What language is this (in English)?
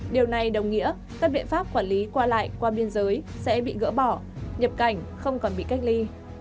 Vietnamese